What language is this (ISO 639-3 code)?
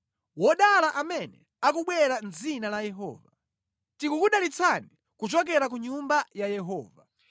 nya